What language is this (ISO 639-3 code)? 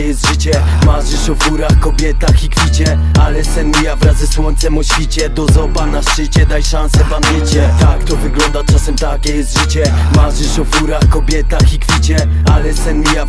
pol